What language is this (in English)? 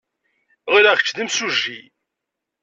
Kabyle